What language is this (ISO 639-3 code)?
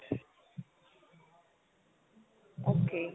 pan